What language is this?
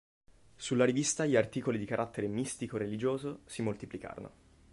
Italian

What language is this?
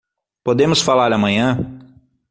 Portuguese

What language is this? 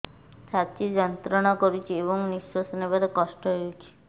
Odia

